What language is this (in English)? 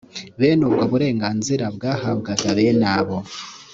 Kinyarwanda